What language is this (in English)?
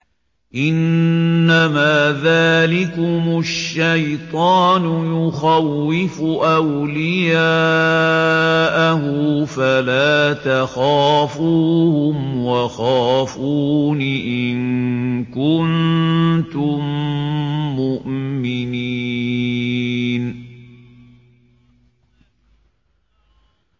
Arabic